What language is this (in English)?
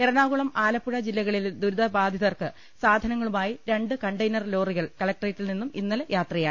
Malayalam